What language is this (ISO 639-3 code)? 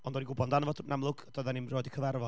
cym